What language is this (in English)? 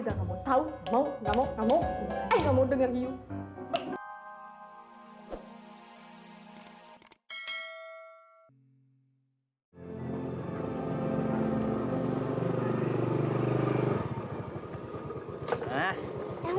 Indonesian